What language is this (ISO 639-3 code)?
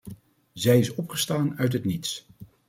nld